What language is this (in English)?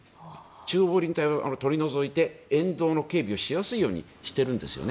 Japanese